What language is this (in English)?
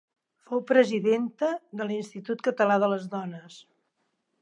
Catalan